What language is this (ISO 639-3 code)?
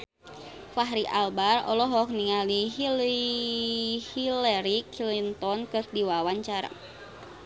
sun